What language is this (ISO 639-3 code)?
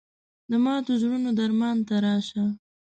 pus